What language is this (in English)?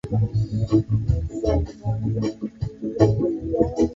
Swahili